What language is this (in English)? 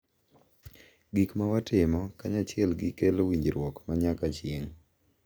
Luo (Kenya and Tanzania)